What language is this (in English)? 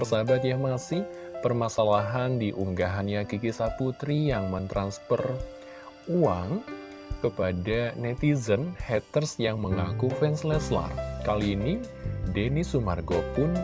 Indonesian